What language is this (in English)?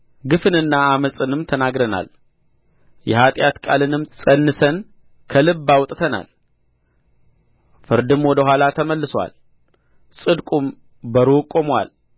Amharic